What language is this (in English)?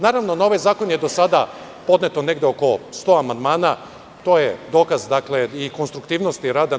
Serbian